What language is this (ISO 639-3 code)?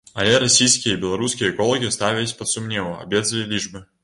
bel